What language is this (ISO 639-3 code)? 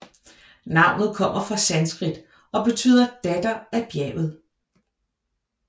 dan